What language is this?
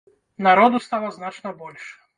Belarusian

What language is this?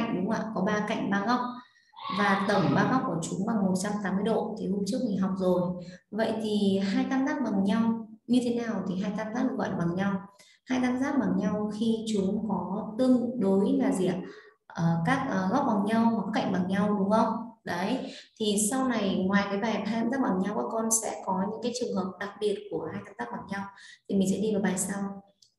Vietnamese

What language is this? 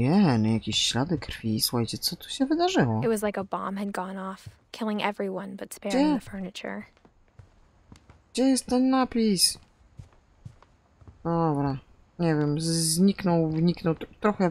Polish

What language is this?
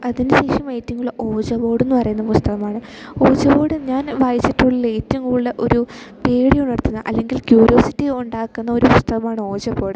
Malayalam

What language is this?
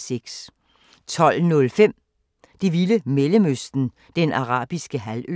Danish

